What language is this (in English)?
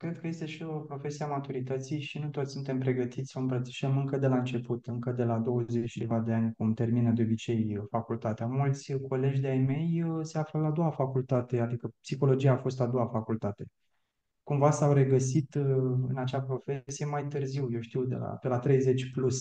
Romanian